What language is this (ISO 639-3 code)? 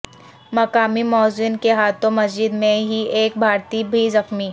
urd